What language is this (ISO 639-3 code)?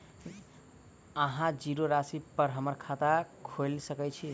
mai